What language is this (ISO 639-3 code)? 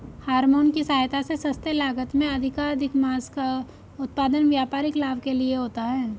hin